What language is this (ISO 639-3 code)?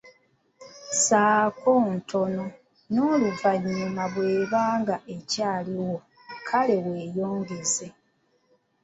lug